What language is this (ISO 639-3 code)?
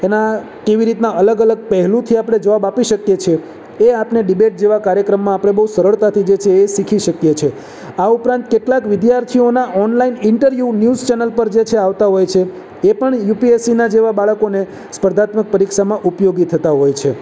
guj